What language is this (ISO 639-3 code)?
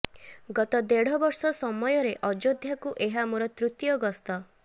ori